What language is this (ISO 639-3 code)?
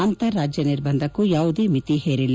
kan